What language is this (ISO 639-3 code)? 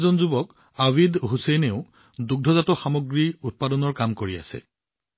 asm